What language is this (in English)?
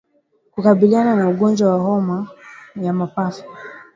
Swahili